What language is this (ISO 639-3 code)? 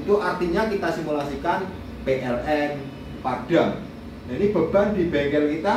ind